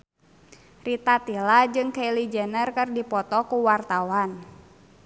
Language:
Sundanese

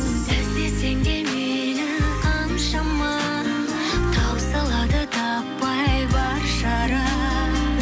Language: Kazakh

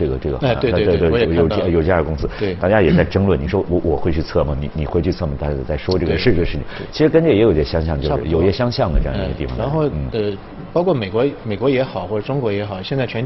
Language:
Chinese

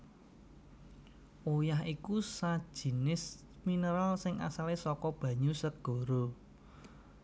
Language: Javanese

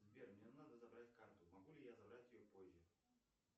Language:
Russian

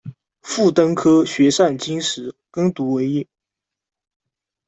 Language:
Chinese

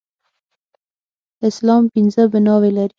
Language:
Pashto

